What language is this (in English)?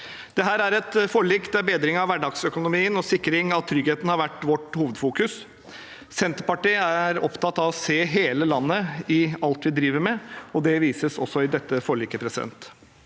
Norwegian